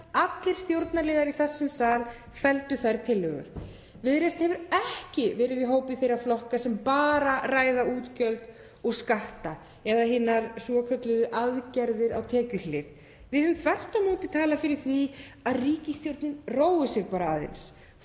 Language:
Icelandic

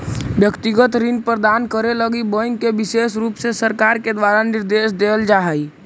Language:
Magahi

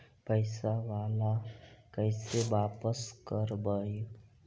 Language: Magahi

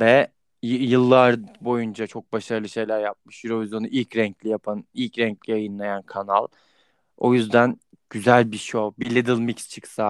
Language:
Turkish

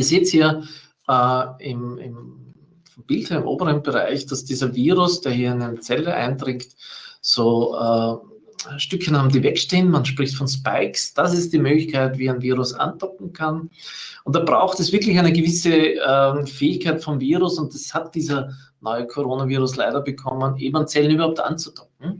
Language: German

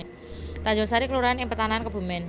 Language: Javanese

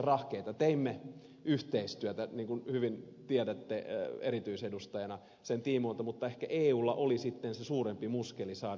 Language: Finnish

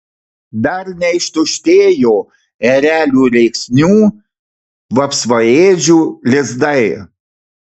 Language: Lithuanian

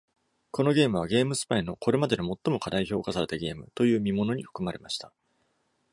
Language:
Japanese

